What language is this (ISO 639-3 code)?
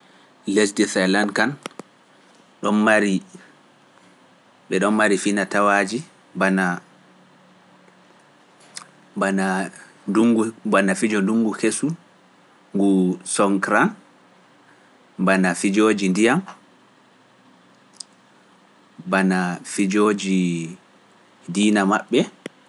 fuf